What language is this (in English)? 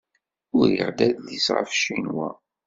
Kabyle